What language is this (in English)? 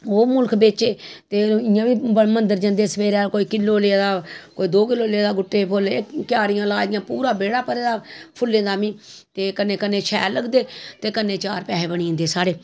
Dogri